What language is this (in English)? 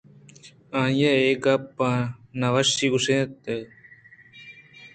Eastern Balochi